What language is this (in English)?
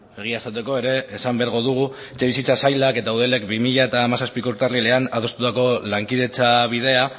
Basque